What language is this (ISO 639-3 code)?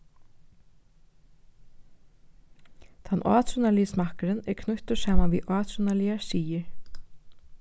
fao